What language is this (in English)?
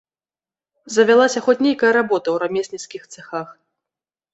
Belarusian